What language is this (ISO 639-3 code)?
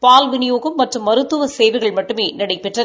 tam